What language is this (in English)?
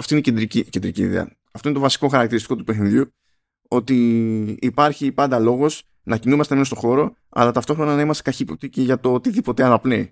Greek